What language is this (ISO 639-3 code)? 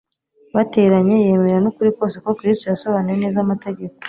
kin